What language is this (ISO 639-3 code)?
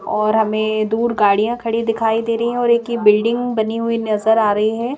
hin